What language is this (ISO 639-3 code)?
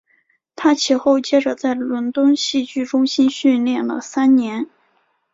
zho